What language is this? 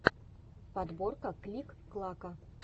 Russian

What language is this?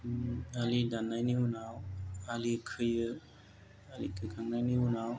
Bodo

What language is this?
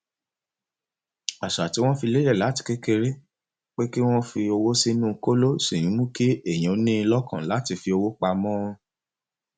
Yoruba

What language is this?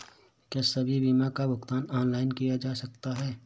Hindi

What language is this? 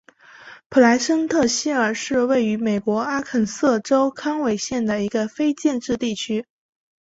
Chinese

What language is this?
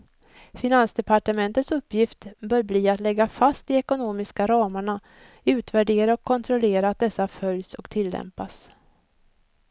Swedish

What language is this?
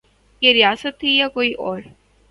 Urdu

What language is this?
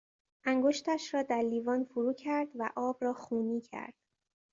Persian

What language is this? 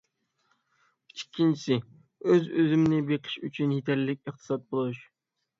Uyghur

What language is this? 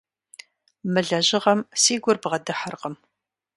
Kabardian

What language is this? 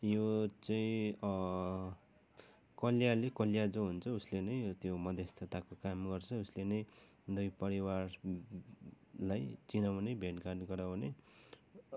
Nepali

